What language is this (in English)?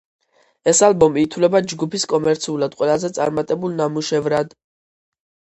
Georgian